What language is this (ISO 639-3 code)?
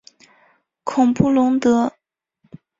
zho